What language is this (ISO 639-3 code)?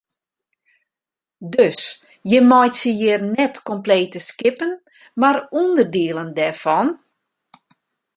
fry